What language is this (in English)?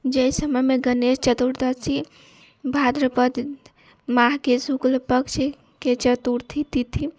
Maithili